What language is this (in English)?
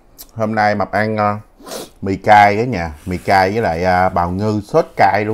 Vietnamese